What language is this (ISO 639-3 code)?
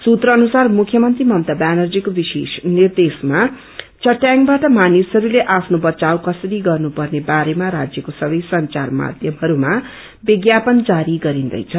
nep